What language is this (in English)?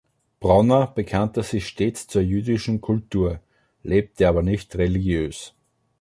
German